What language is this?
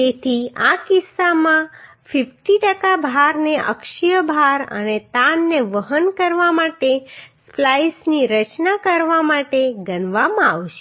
Gujarati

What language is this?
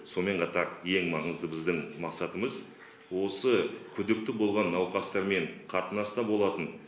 Kazakh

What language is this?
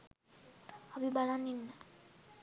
Sinhala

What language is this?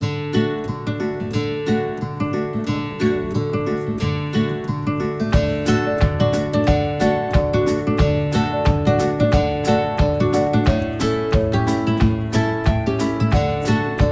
Indonesian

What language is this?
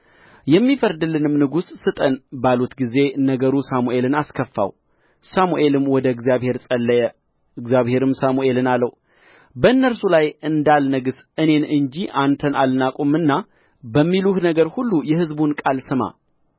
Amharic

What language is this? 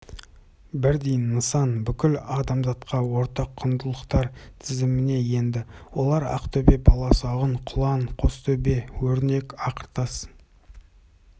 Kazakh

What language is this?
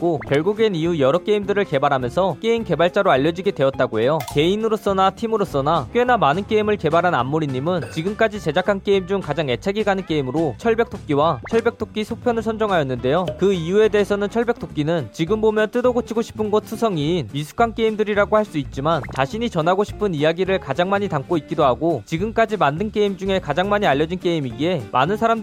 Korean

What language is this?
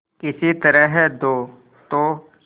Hindi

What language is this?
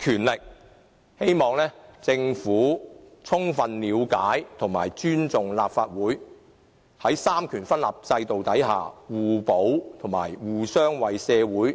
Cantonese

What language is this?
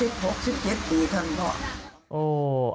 Thai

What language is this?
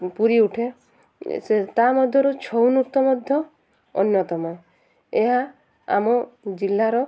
Odia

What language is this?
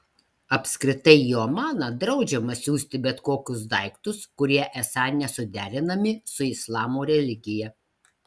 Lithuanian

